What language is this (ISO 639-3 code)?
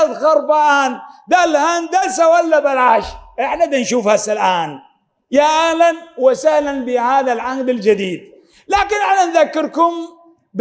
ara